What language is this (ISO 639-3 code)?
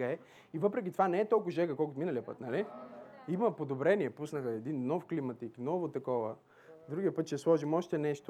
bul